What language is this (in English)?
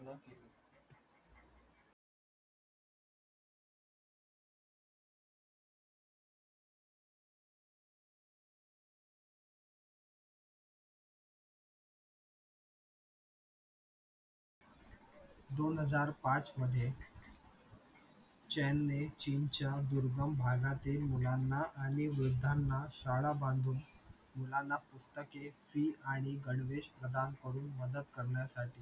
Marathi